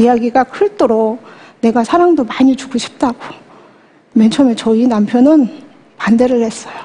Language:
Korean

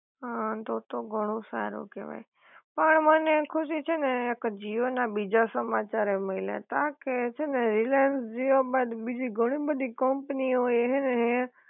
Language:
Gujarati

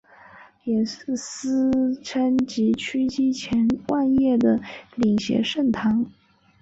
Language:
Chinese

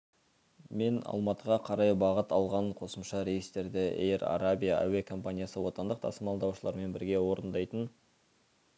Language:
Kazakh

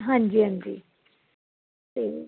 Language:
Punjabi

